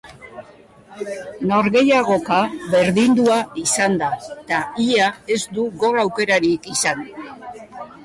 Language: Basque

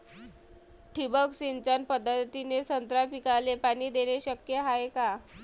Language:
Marathi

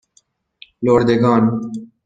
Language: Persian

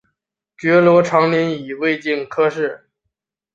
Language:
Chinese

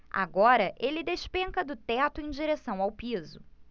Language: Portuguese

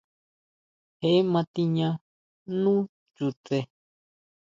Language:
Huautla Mazatec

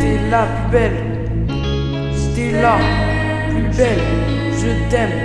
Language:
French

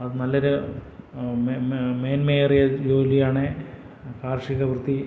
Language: Malayalam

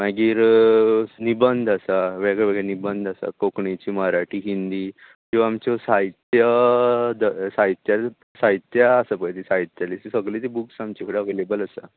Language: Konkani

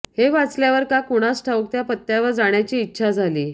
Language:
Marathi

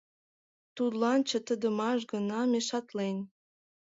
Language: Mari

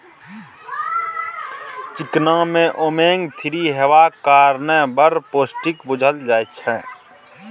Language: Maithili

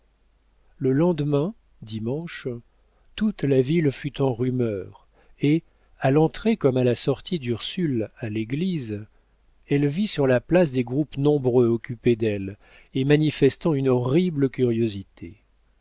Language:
French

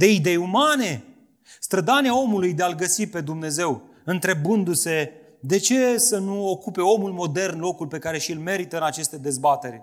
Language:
Romanian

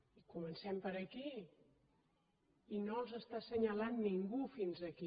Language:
Catalan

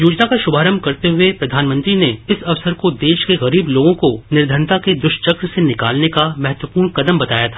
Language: Hindi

